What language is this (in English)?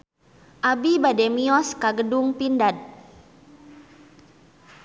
Sundanese